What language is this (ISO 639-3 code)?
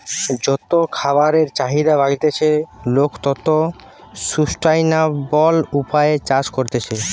ben